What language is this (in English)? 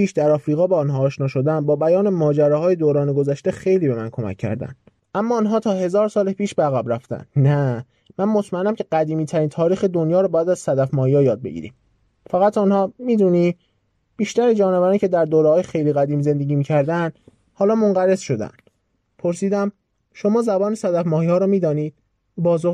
Persian